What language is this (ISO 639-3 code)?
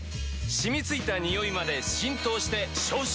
jpn